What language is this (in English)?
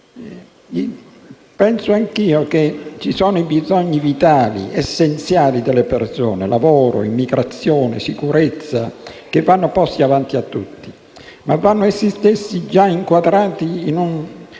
Italian